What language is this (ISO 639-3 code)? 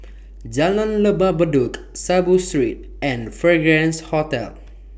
eng